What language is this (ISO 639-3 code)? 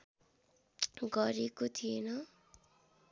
nep